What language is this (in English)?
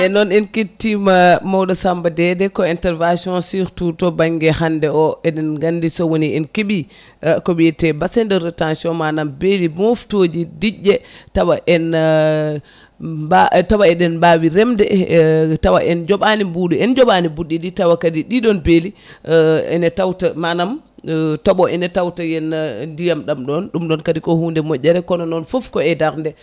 Fula